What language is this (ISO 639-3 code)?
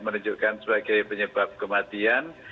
ind